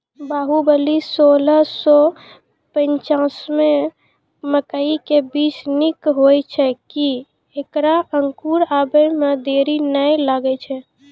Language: Maithili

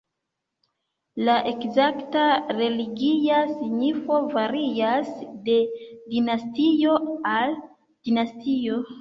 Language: Esperanto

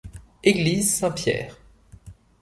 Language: French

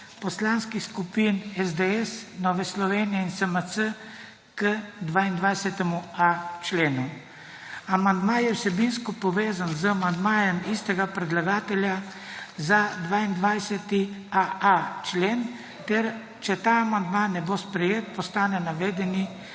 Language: Slovenian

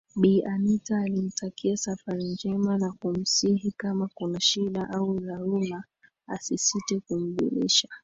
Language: Swahili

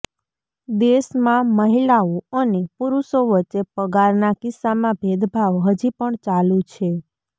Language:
Gujarati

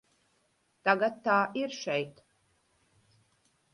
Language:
Latvian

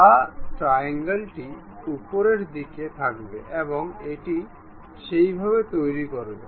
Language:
Bangla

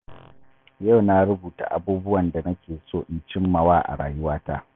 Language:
Hausa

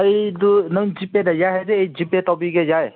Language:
Manipuri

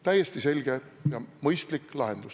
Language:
Estonian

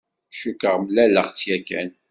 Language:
Kabyle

